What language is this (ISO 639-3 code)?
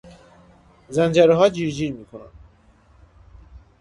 fas